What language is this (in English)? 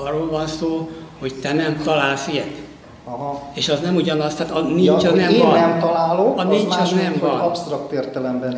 Hungarian